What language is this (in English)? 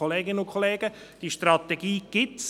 Swiss German